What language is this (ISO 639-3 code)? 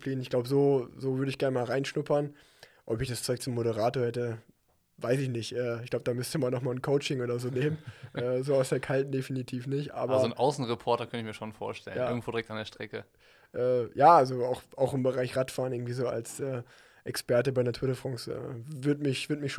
deu